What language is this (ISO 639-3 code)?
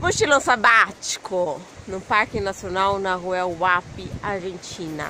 por